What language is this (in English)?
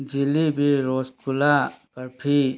Manipuri